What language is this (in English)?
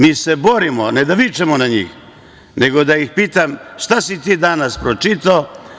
Serbian